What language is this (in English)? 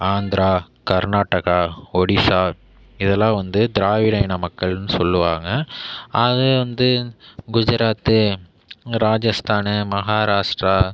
Tamil